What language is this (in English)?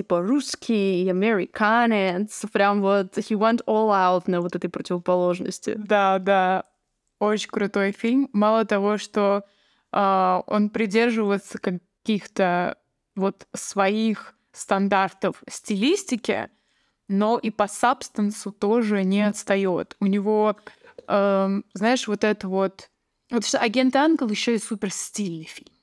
Russian